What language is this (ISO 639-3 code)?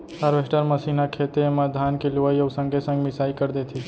hne